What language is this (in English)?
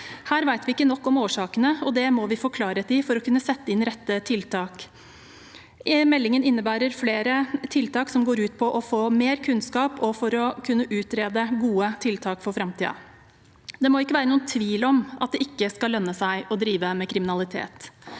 Norwegian